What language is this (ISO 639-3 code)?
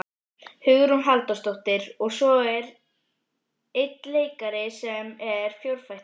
isl